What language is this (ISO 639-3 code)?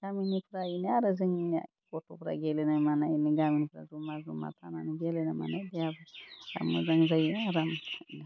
brx